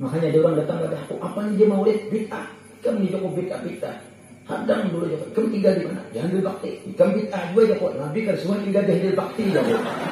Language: Indonesian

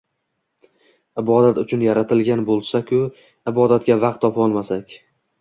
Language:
Uzbek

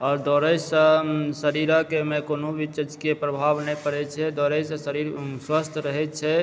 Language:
Maithili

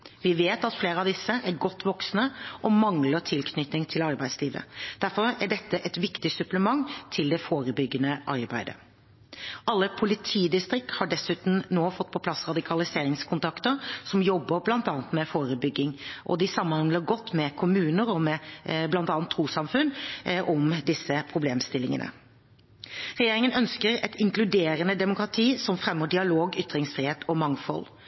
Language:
Norwegian Bokmål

